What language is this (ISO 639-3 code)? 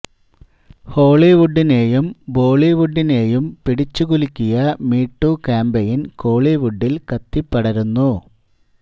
mal